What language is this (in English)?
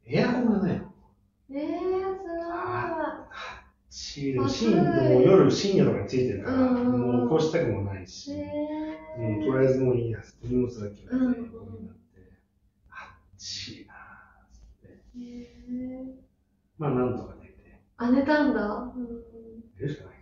Japanese